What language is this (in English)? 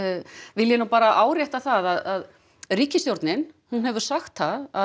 Icelandic